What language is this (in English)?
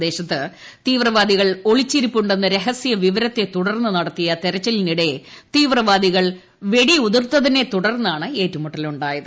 Malayalam